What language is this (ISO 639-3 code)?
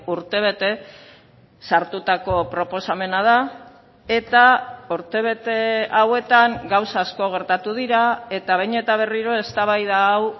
eus